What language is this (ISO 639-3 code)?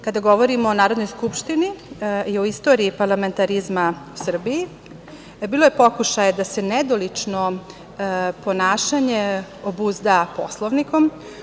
srp